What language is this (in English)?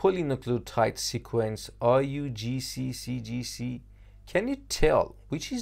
Persian